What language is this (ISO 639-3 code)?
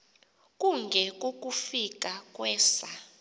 xho